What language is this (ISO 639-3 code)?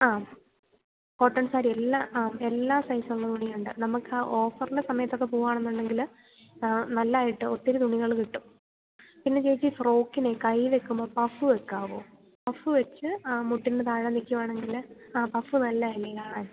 mal